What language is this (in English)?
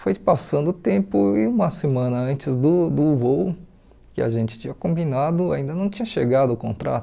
Portuguese